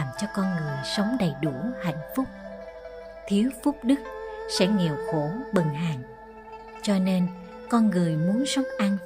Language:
Vietnamese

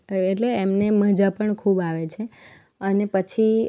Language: Gujarati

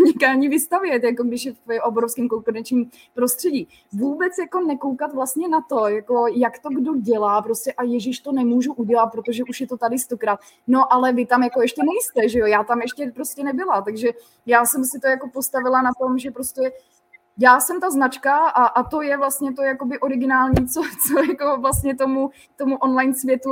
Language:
Czech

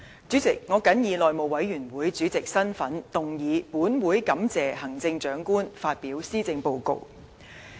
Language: Cantonese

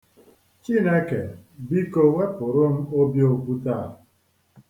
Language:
Igbo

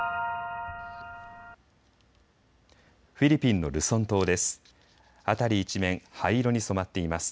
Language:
Japanese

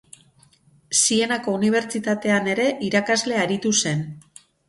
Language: Basque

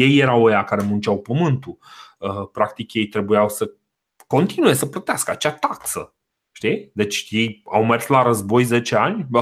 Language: Romanian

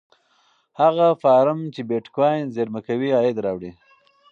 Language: Pashto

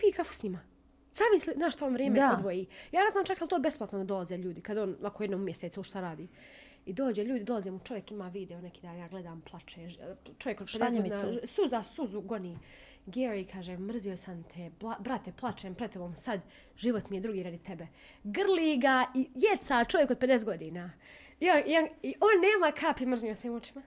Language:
Croatian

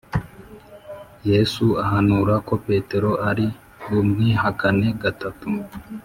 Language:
Kinyarwanda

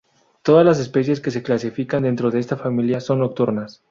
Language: Spanish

